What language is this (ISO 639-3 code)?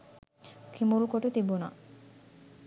sin